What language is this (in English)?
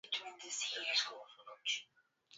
Swahili